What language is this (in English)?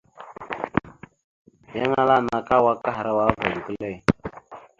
Mada (Cameroon)